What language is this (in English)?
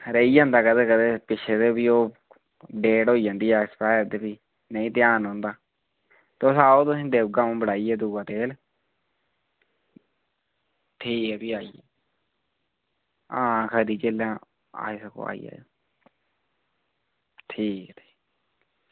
Dogri